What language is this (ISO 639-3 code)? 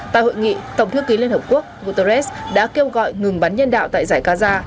vie